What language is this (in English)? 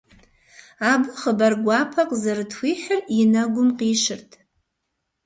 Kabardian